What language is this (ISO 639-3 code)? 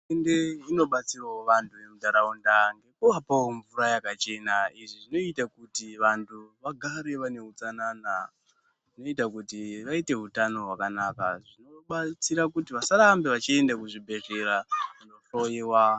ndc